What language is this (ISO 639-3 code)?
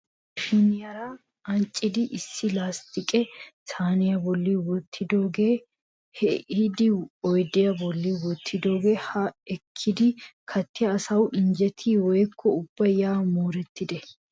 wal